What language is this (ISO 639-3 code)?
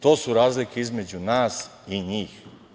srp